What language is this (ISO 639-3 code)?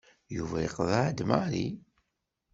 kab